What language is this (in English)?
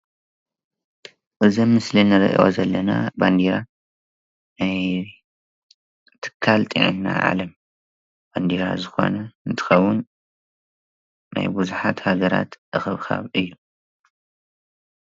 Tigrinya